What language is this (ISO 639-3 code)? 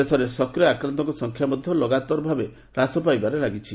ori